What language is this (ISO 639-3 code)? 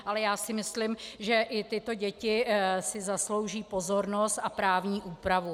ces